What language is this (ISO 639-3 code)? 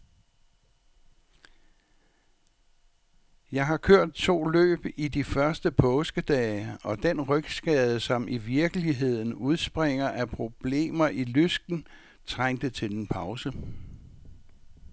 dan